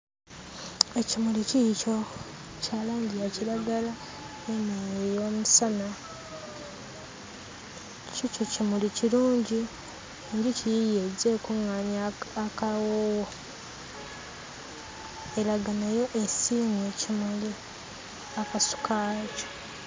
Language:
Ganda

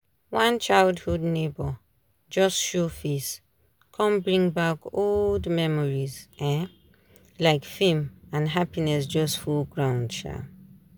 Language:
Nigerian Pidgin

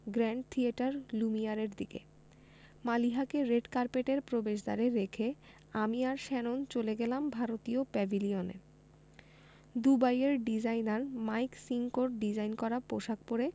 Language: Bangla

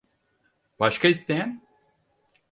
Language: Turkish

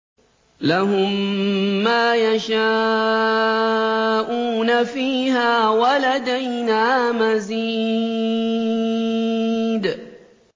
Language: Arabic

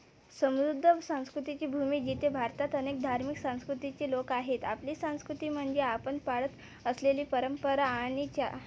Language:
Marathi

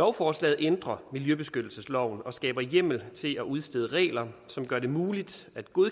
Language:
Danish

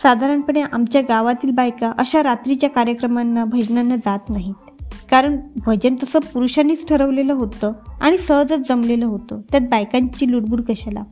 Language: Marathi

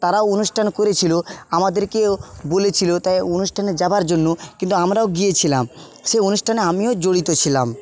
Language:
Bangla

